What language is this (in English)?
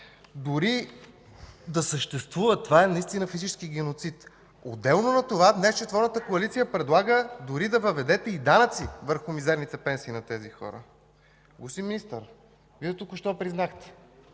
Bulgarian